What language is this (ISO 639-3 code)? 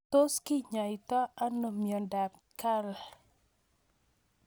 kln